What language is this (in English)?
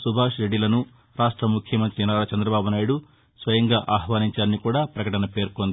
Telugu